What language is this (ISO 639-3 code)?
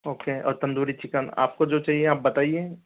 hin